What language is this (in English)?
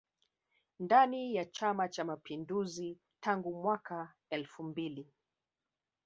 Swahili